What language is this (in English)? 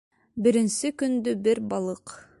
Bashkir